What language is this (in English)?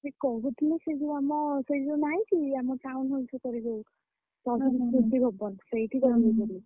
Odia